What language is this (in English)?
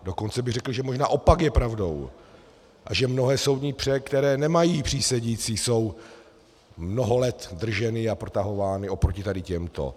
Czech